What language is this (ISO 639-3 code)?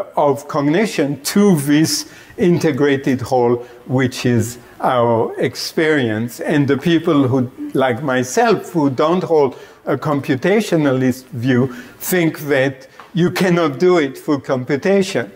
eng